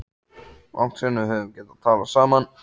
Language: Icelandic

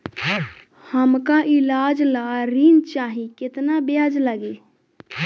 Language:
Bhojpuri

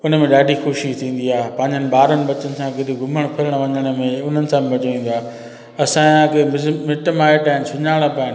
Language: Sindhi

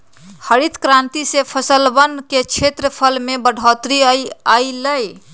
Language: Magahi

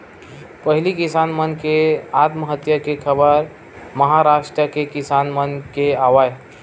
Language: Chhattisgarhi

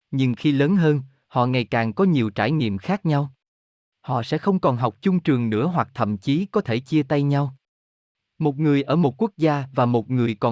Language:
Vietnamese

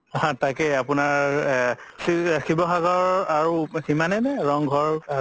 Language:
Assamese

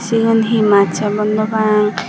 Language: Chakma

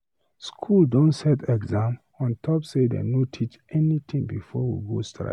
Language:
Nigerian Pidgin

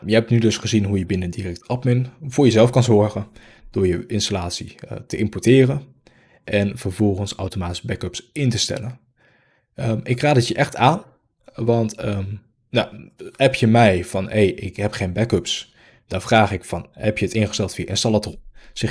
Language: Dutch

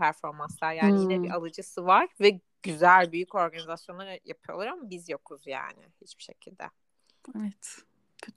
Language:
Turkish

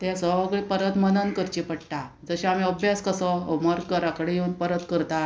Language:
Konkani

